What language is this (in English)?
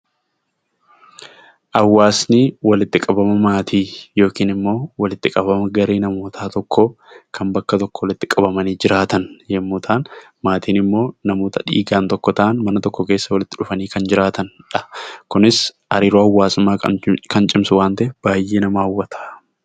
Oromo